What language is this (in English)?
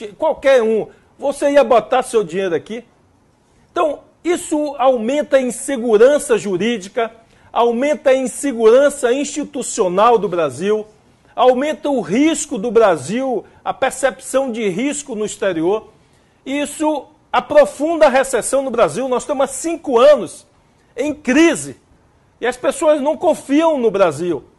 Portuguese